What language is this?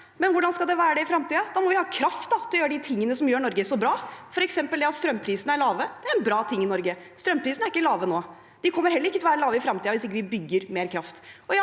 Norwegian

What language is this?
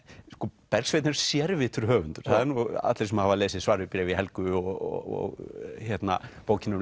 Icelandic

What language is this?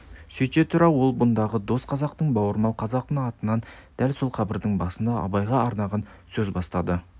Kazakh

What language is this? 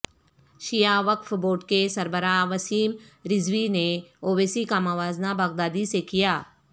Urdu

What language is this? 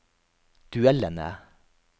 Norwegian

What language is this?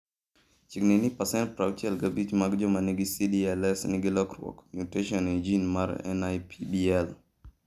Luo (Kenya and Tanzania)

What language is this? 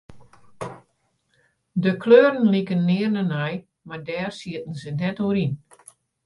Western Frisian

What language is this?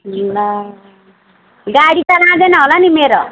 Nepali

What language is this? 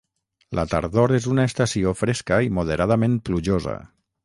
Catalan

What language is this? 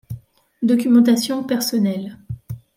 French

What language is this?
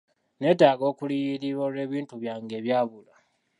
Ganda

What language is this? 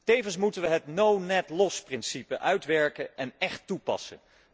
Dutch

